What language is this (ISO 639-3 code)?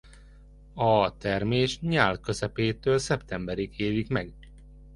hun